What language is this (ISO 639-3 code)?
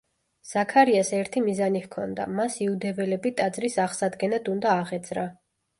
kat